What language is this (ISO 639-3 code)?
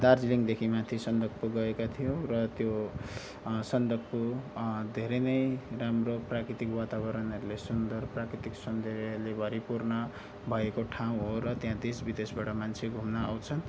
nep